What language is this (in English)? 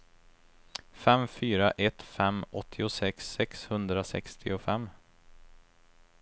Swedish